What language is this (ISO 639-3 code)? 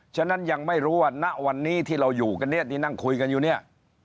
tha